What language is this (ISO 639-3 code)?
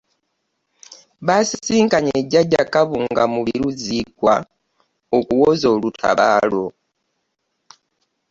lug